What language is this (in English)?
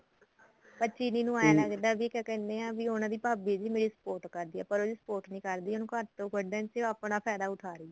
Punjabi